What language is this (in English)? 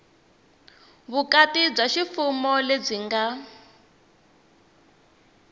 Tsonga